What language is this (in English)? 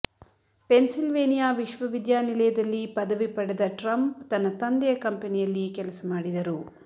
Kannada